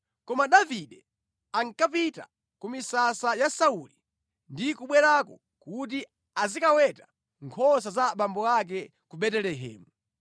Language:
Nyanja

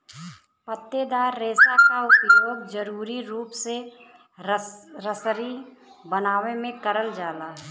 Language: Bhojpuri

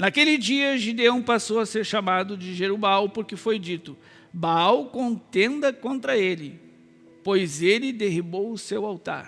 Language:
Portuguese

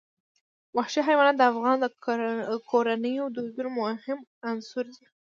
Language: Pashto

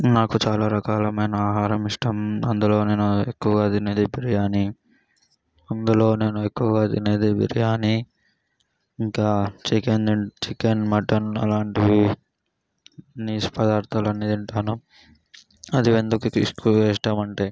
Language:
Telugu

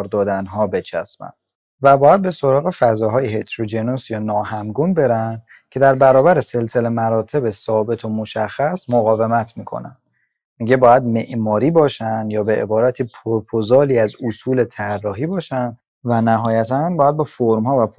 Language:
Persian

